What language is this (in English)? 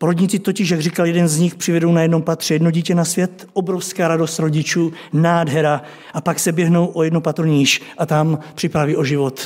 Czech